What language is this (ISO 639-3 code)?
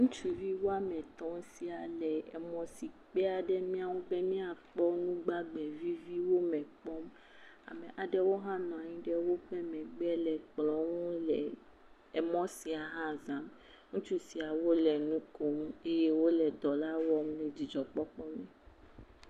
ewe